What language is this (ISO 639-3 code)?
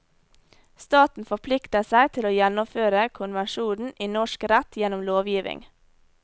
nor